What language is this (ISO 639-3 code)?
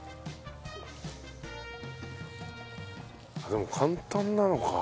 jpn